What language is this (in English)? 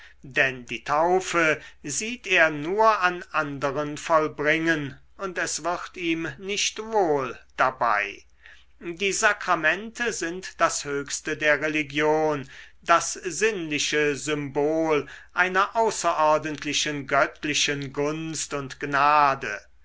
German